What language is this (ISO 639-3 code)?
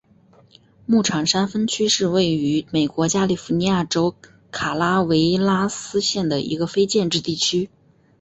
zho